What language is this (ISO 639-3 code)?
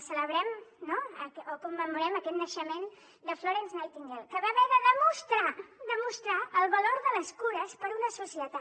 cat